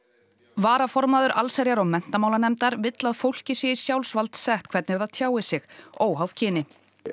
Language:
Icelandic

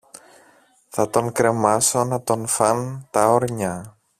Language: Greek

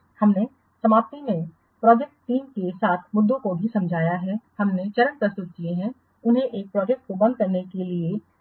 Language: Hindi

